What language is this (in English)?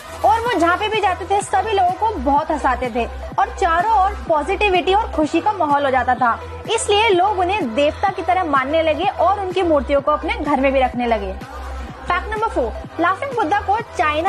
Hindi